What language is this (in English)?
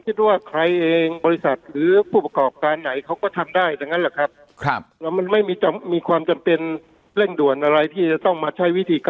Thai